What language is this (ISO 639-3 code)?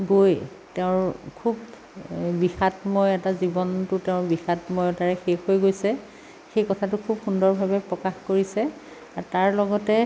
asm